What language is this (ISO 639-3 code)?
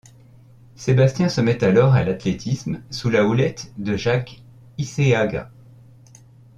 fra